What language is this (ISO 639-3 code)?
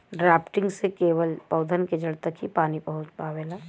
bho